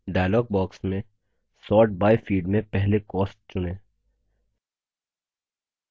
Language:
Hindi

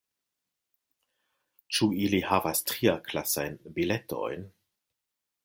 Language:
Esperanto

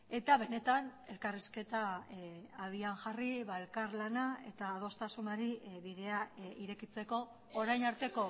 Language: Basque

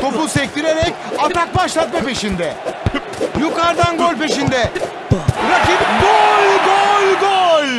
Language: Turkish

